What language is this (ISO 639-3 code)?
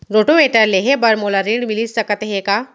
hne